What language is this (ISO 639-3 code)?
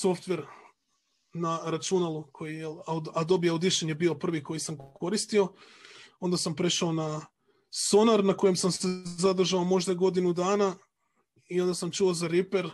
hrv